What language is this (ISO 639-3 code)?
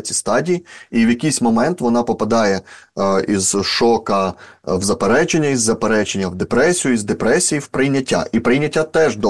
ukr